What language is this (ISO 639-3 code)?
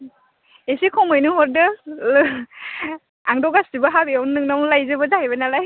brx